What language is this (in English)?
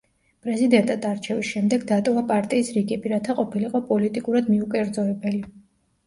Georgian